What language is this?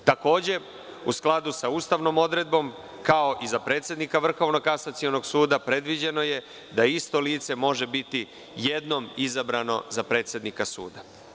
Serbian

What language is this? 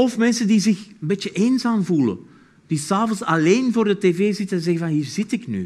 Dutch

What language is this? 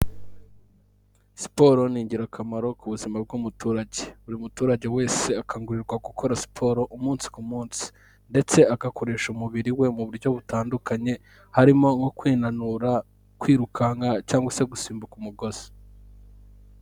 Kinyarwanda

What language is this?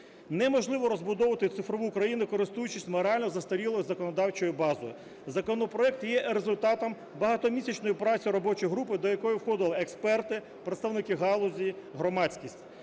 Ukrainian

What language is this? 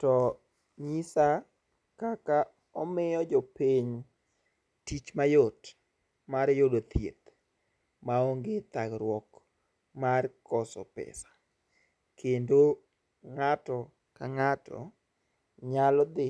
Luo (Kenya and Tanzania)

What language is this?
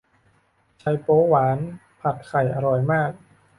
Thai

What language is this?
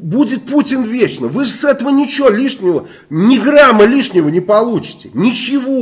Russian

